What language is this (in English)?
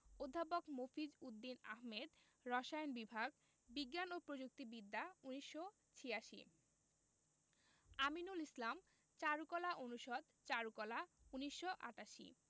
Bangla